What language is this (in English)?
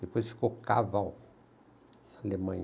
Portuguese